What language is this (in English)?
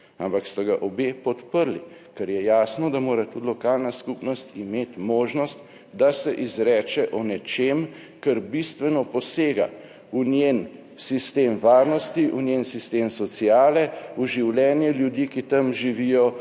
Slovenian